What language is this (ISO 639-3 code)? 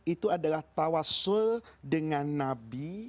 ind